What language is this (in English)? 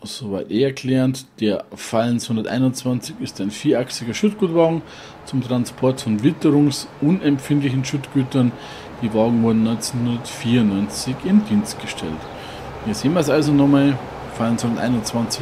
German